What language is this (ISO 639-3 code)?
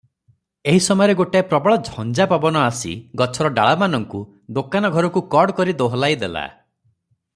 ori